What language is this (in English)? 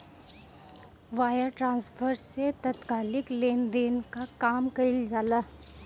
Bhojpuri